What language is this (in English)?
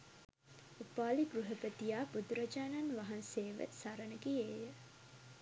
Sinhala